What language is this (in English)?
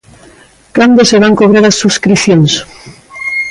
Galician